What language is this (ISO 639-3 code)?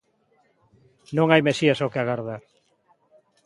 glg